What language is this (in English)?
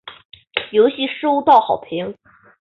Chinese